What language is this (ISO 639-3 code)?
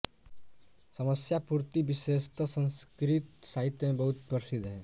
hin